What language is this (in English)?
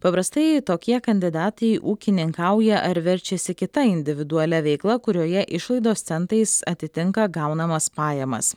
Lithuanian